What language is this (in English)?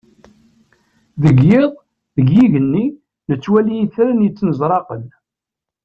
Kabyle